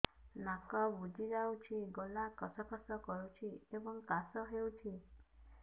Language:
Odia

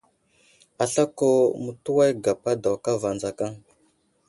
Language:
Wuzlam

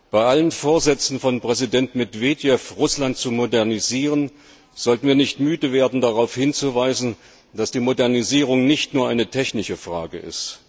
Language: German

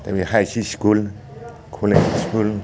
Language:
Bodo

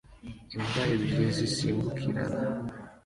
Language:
Kinyarwanda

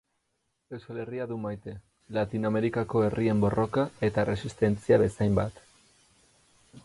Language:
Basque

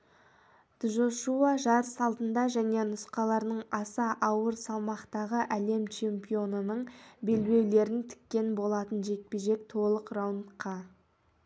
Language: Kazakh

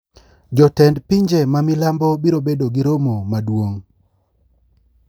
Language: Luo (Kenya and Tanzania)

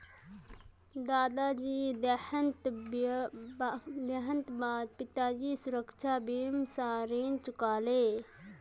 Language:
Magahi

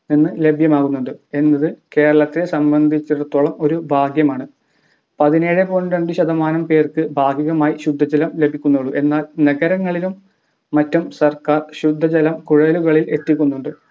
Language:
Malayalam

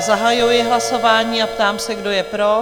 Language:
Czech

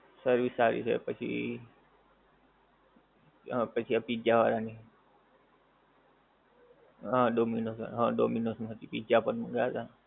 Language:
Gujarati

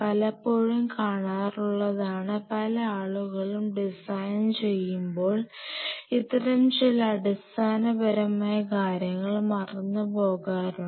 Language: Malayalam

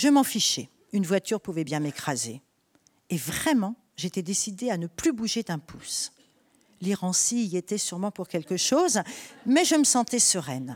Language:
French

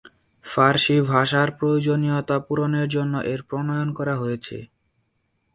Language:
Bangla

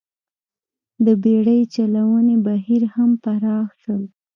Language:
Pashto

